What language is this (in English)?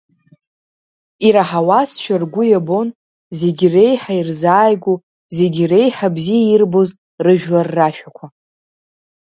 Abkhazian